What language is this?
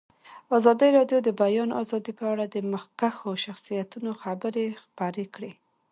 Pashto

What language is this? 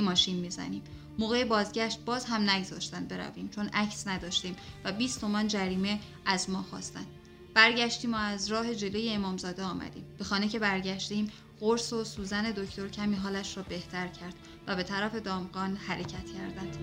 Persian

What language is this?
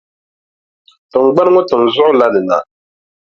Dagbani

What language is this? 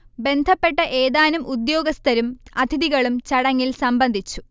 Malayalam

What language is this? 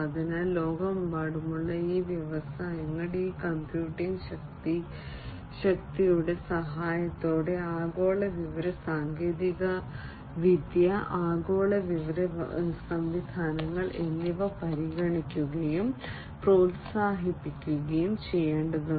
Malayalam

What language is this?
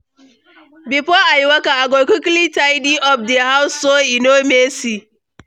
Nigerian Pidgin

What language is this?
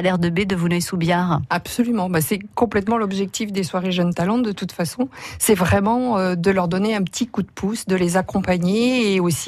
French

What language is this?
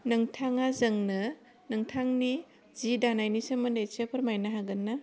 Bodo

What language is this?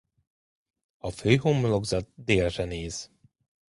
Hungarian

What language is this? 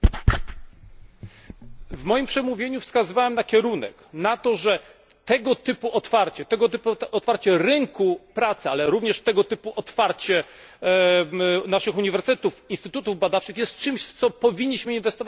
Polish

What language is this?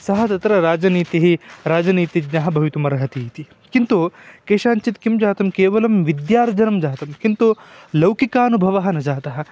Sanskrit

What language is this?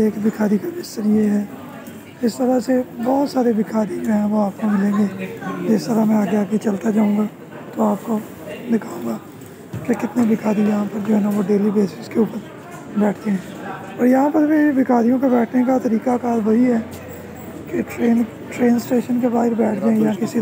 Hindi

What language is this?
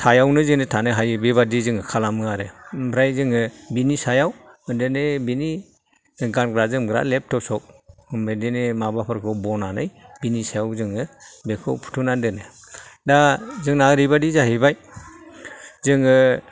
Bodo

